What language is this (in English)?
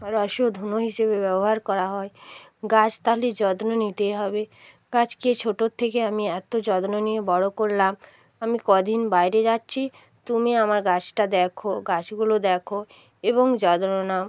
Bangla